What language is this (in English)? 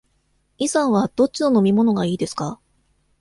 Japanese